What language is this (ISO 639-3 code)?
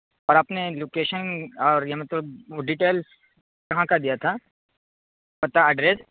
urd